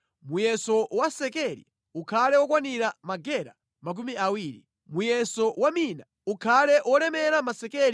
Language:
Nyanja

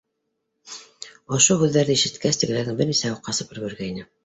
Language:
Bashkir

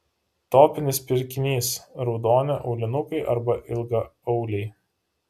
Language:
Lithuanian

